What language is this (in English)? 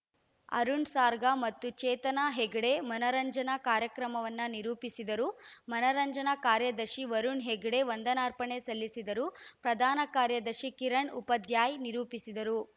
Kannada